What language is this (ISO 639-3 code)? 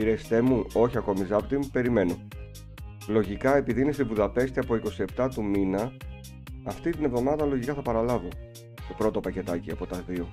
ell